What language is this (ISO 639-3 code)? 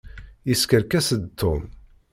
kab